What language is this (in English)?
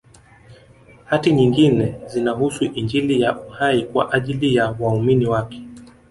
Swahili